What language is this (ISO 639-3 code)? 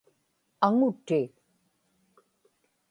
ipk